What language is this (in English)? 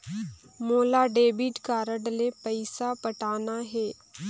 Chhattisgarhi